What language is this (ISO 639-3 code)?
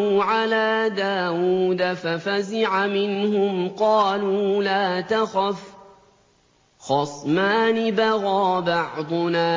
ara